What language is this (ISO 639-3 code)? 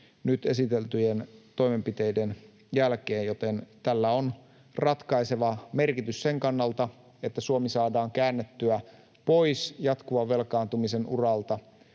fin